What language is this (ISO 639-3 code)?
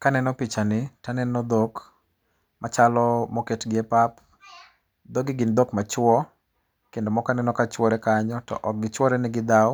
luo